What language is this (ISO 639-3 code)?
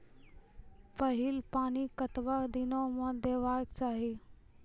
mai